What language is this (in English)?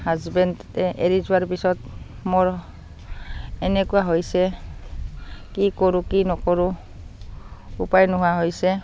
Assamese